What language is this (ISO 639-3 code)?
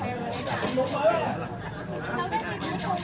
tha